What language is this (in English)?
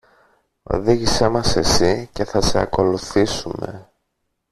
Greek